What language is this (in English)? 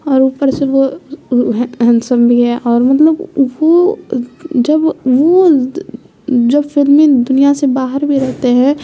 Urdu